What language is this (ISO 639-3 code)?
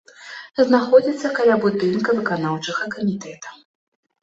bel